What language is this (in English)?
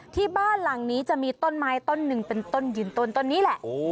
Thai